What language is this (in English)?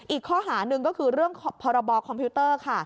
Thai